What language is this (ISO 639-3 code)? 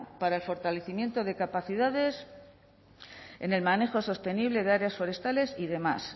spa